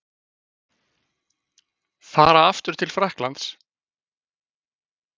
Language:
Icelandic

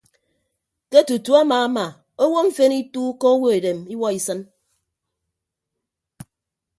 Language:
Ibibio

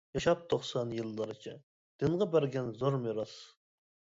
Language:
Uyghur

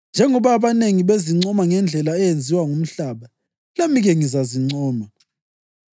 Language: North Ndebele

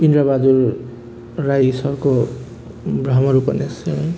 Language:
Nepali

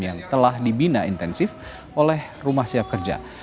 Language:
Indonesian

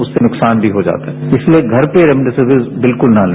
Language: Hindi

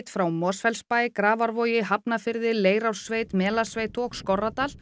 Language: Icelandic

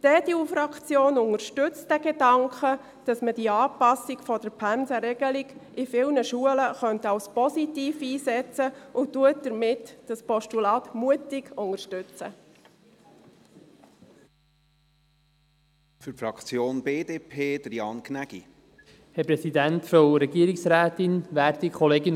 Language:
Swiss German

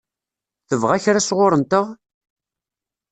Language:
Kabyle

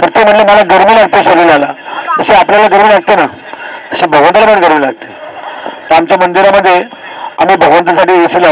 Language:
Marathi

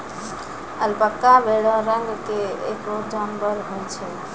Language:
Maithili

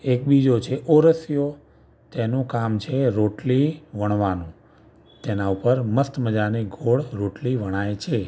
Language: Gujarati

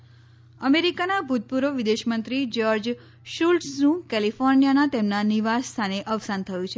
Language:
Gujarati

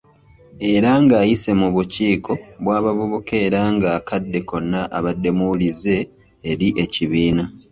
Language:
Ganda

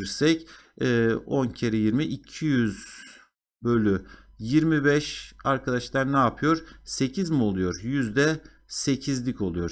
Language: Turkish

